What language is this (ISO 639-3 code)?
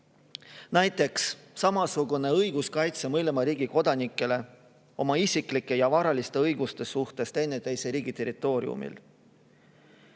est